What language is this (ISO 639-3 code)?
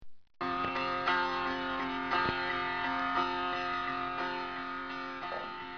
fas